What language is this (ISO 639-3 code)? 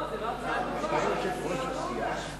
heb